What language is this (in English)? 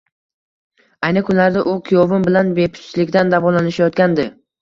Uzbek